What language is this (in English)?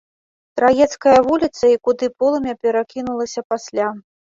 Belarusian